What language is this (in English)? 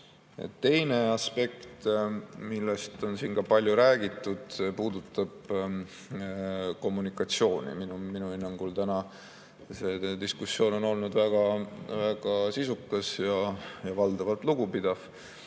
Estonian